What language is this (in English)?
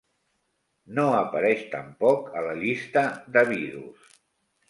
Catalan